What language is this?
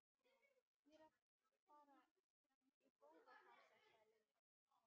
Icelandic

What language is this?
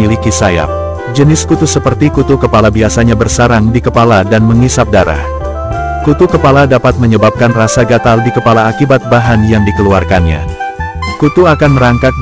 Indonesian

